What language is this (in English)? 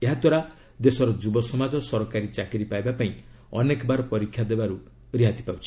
Odia